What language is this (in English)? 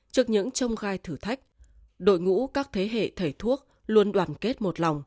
Vietnamese